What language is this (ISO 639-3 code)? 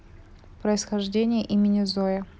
rus